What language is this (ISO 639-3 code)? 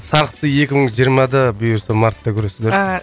kaz